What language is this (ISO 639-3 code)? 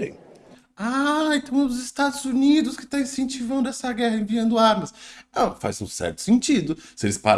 por